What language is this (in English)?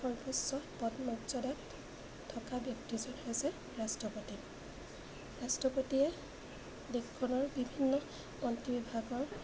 Assamese